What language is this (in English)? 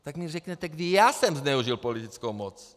Czech